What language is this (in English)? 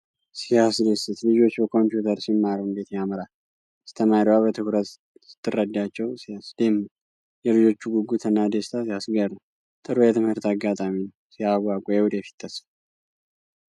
Amharic